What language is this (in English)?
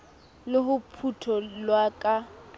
Southern Sotho